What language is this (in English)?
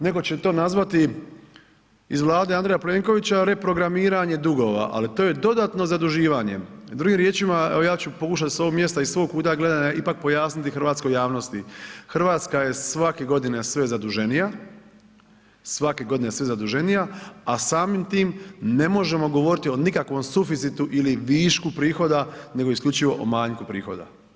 Croatian